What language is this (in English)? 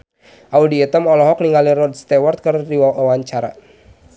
Sundanese